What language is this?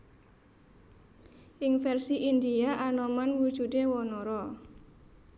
Javanese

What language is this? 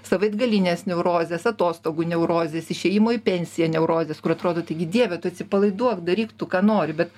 Lithuanian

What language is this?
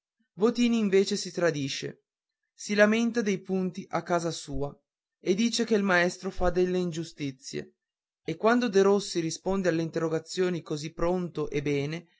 Italian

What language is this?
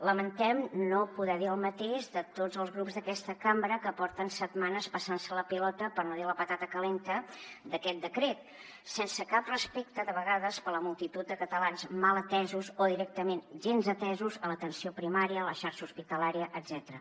Catalan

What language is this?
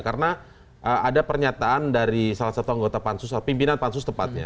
Indonesian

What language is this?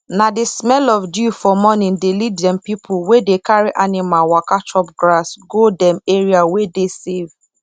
Nigerian Pidgin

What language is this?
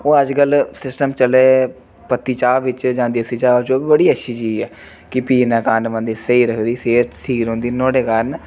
Dogri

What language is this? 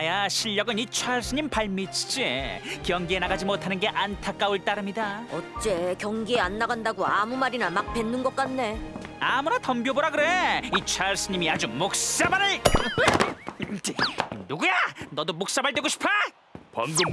Korean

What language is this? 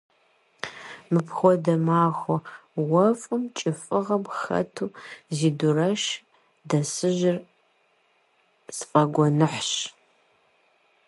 Kabardian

